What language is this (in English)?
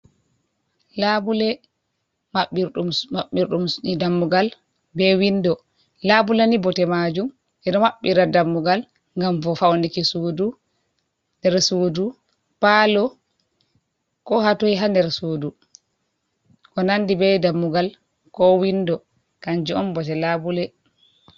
Fula